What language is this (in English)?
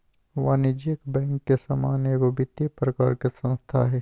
Magahi